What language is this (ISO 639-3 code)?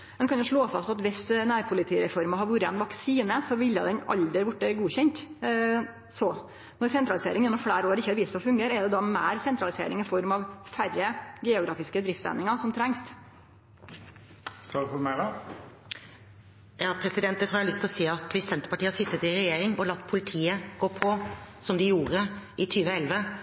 nor